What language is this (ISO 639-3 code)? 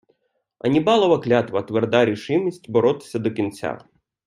ukr